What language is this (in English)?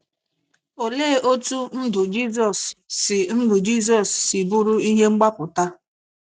Igbo